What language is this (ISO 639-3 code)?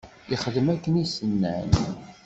kab